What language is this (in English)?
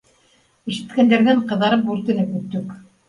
Bashkir